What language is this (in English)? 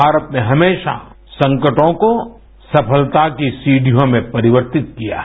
Hindi